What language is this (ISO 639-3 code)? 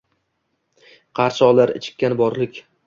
uzb